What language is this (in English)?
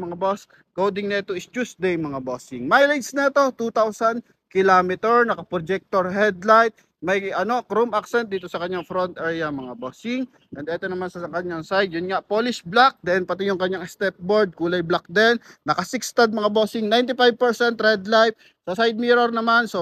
Filipino